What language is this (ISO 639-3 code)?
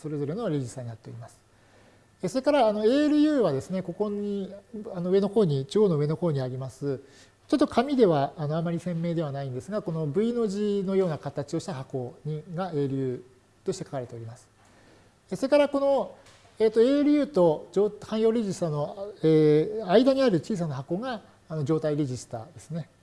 jpn